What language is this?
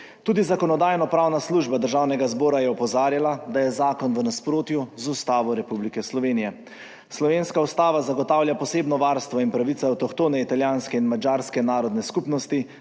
Slovenian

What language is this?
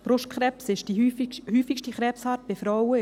Swiss German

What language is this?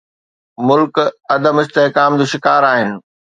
Sindhi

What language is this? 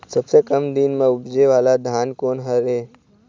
Chhattisgarhi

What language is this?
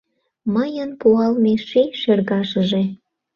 Mari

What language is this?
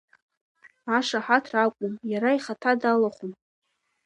Abkhazian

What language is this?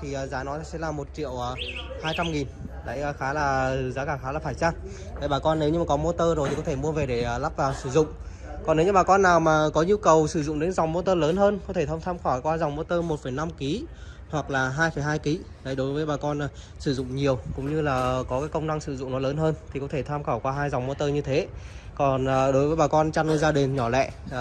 Vietnamese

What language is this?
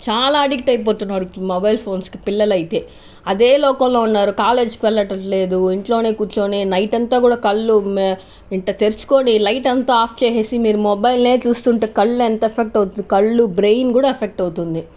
Telugu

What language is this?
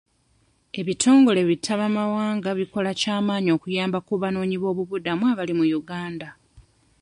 Ganda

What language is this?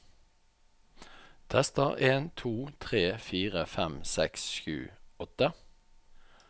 Norwegian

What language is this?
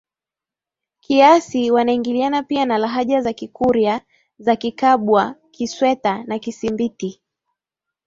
Swahili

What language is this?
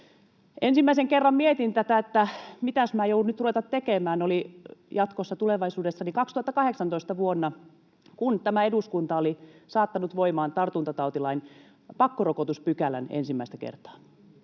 Finnish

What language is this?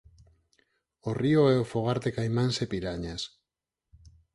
Galician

